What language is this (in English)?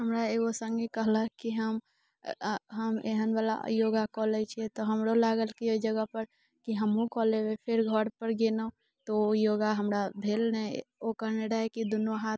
Maithili